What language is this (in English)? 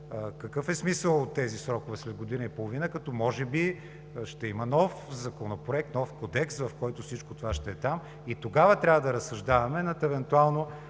Bulgarian